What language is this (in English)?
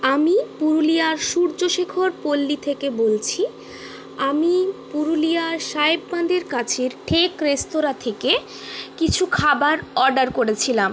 Bangla